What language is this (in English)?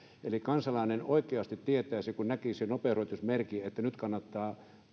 Finnish